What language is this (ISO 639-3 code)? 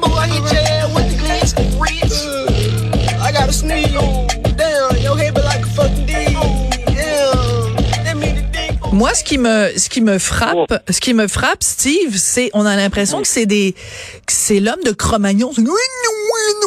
fra